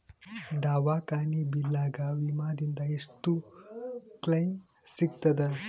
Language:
Kannada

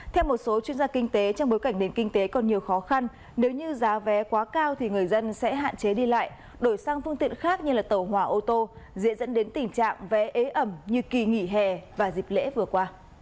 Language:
Vietnamese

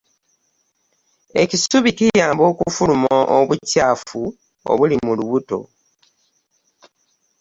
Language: Ganda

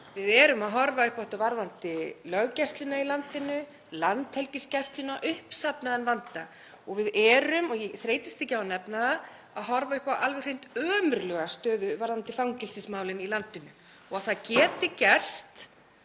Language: Icelandic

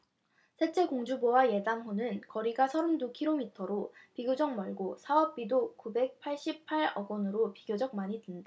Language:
Korean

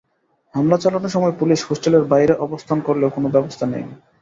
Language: Bangla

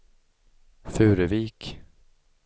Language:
Swedish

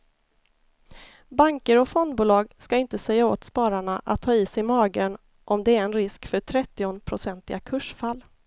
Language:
Swedish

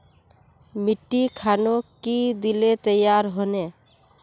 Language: Magahi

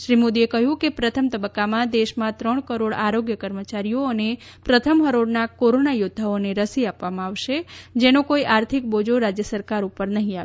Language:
Gujarati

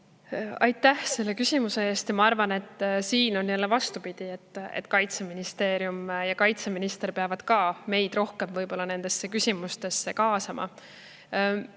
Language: Estonian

